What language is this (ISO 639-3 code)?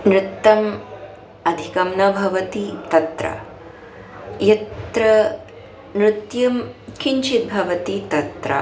san